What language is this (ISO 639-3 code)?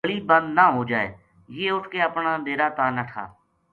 gju